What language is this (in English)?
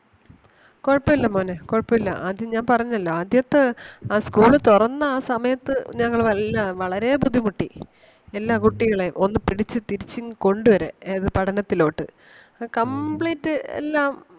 Malayalam